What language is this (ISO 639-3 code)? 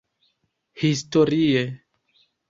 epo